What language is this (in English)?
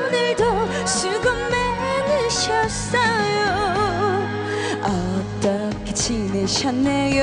Korean